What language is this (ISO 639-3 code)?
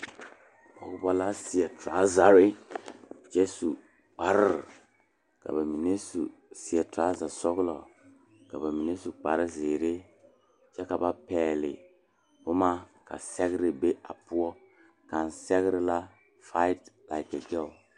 dga